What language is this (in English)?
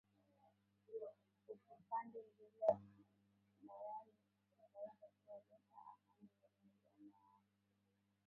Swahili